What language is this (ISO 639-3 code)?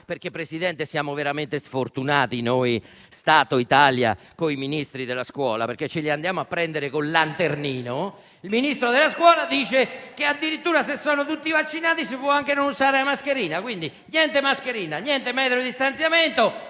ita